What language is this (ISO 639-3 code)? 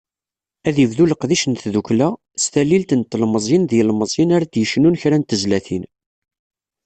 kab